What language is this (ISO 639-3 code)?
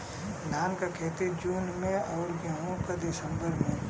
bho